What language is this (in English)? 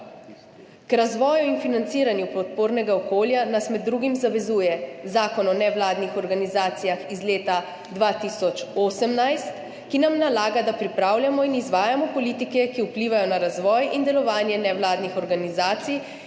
Slovenian